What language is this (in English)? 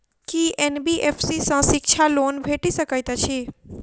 Maithili